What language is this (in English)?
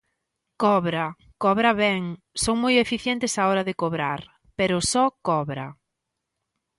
Galician